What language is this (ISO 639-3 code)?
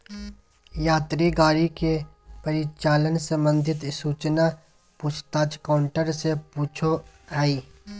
mag